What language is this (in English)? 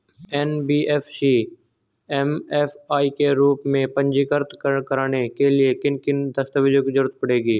Hindi